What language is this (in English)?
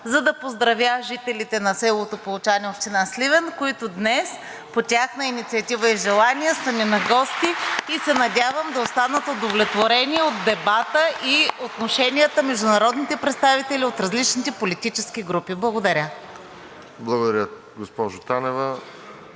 Bulgarian